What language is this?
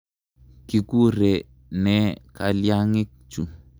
Kalenjin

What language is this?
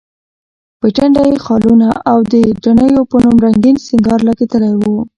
Pashto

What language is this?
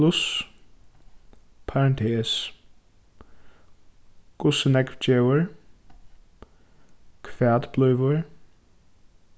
Faroese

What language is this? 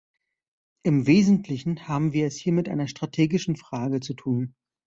German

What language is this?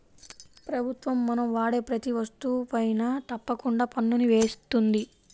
Telugu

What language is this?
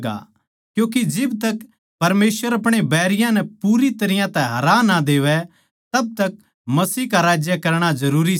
Haryanvi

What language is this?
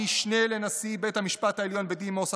Hebrew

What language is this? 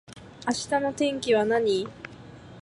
Japanese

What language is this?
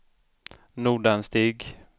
Swedish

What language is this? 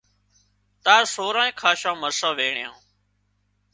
Wadiyara Koli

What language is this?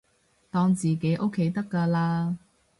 Cantonese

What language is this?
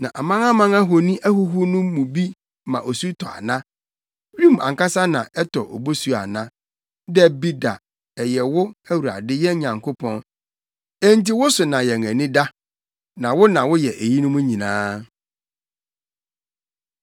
Akan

